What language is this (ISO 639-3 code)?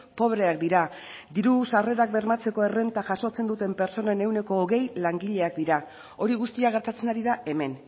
eus